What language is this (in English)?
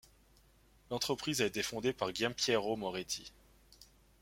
French